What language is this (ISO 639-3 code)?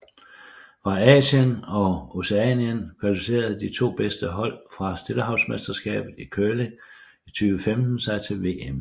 dan